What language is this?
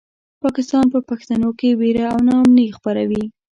Pashto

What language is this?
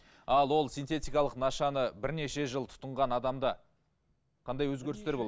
Kazakh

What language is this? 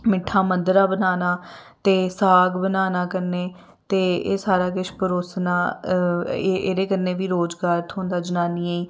Dogri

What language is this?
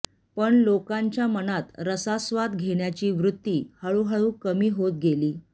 Marathi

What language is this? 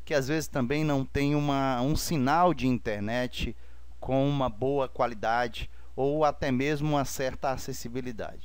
Portuguese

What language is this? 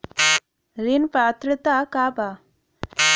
Bhojpuri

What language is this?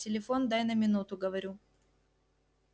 Russian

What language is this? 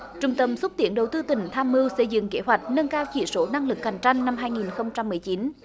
Vietnamese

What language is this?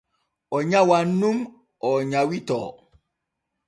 Borgu Fulfulde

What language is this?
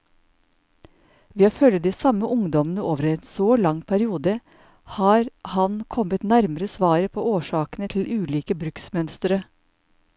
Norwegian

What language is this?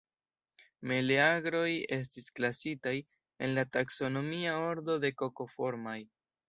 Esperanto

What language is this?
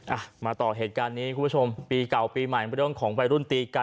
Thai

